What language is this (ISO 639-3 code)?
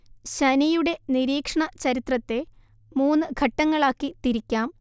mal